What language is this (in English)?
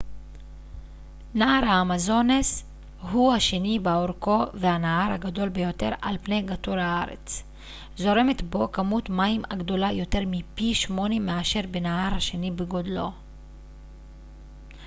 Hebrew